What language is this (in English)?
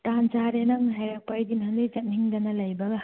Manipuri